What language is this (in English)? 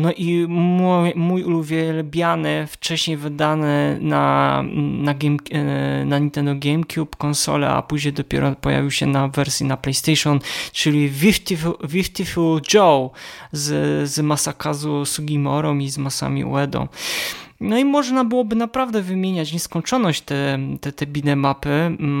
Polish